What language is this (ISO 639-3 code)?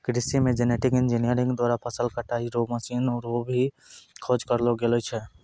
mai